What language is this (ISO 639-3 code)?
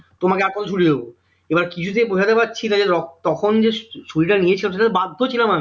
ben